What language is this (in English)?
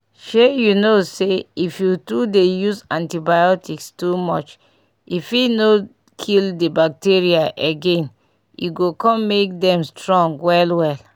Nigerian Pidgin